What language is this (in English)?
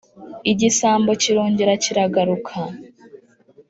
Kinyarwanda